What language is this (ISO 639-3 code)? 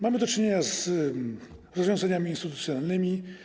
pol